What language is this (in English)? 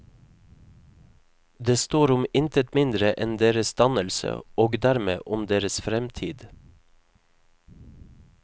Norwegian